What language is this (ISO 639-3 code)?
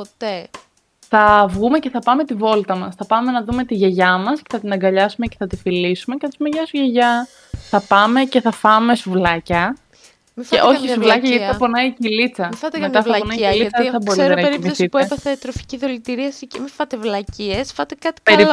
ell